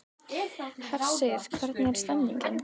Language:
Icelandic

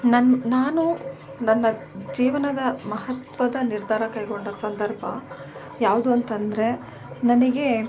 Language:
Kannada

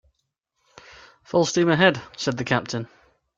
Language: English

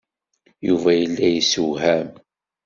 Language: Kabyle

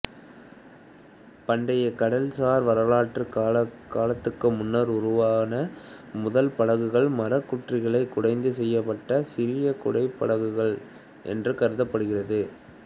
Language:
Tamil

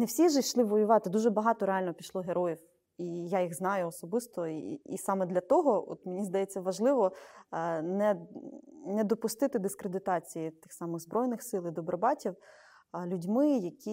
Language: Ukrainian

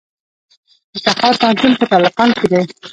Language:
Pashto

